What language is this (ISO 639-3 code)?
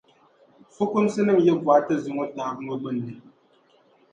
dag